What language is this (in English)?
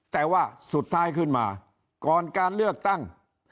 Thai